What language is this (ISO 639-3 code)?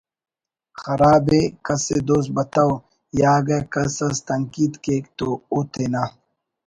brh